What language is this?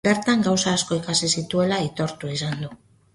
Basque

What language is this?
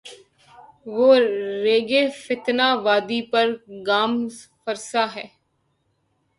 Urdu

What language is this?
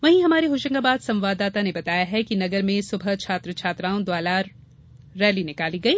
Hindi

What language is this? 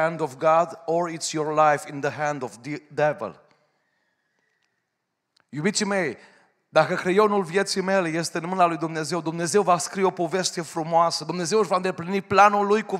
Romanian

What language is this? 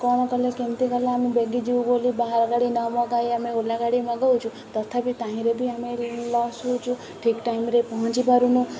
Odia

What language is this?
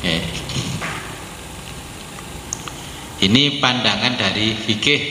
Indonesian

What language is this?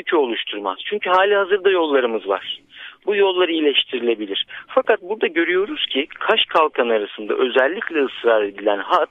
Turkish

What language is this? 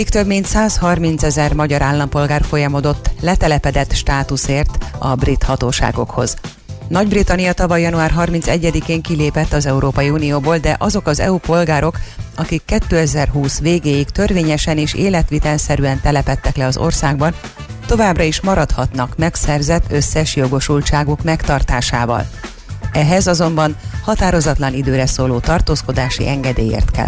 Hungarian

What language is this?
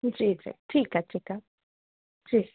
Sindhi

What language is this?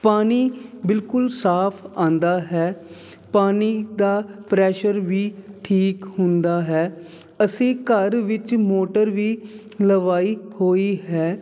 Punjabi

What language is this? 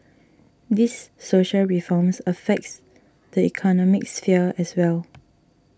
English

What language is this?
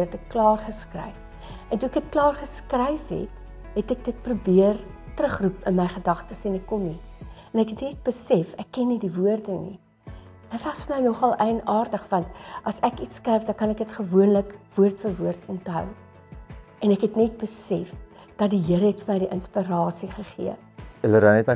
Dutch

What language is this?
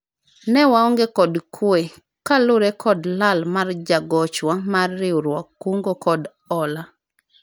Luo (Kenya and Tanzania)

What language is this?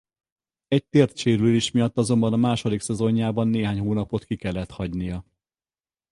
Hungarian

